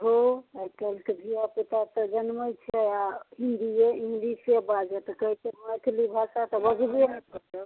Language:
Maithili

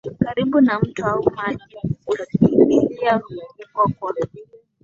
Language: Swahili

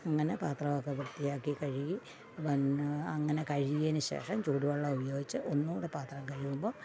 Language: Malayalam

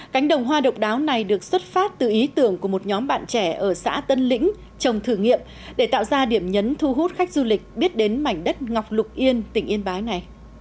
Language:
Vietnamese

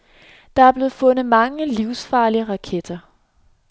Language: Danish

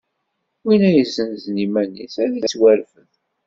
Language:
Kabyle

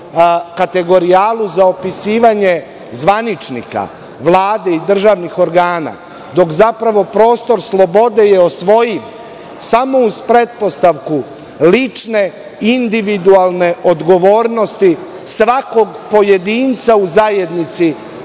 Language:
Serbian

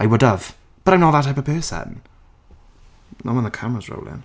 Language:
English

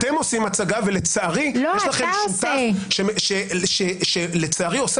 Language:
Hebrew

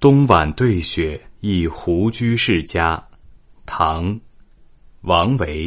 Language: Chinese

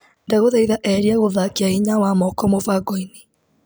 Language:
Kikuyu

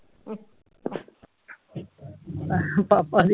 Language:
Punjabi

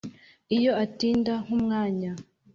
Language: Kinyarwanda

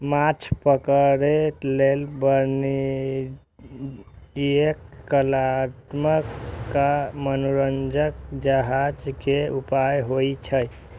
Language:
Maithili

